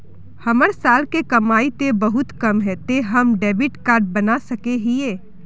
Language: Magahi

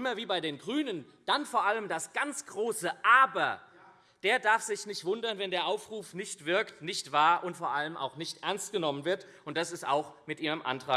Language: German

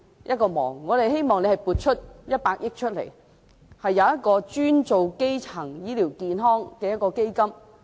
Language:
Cantonese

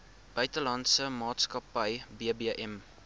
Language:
Afrikaans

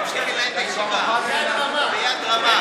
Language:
Hebrew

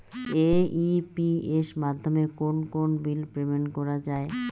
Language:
Bangla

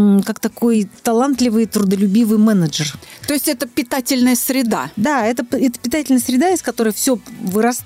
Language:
Russian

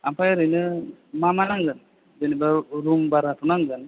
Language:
Bodo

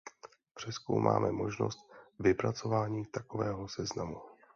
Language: Czech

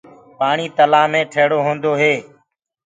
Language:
Gurgula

